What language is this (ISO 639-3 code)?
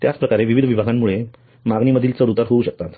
mar